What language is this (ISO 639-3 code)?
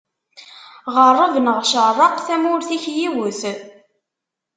kab